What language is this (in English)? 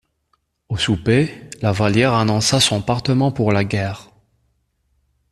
French